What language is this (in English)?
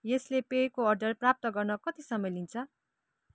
Nepali